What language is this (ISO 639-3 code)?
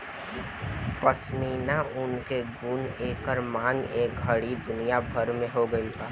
bho